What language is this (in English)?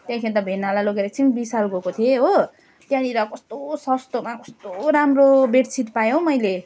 Nepali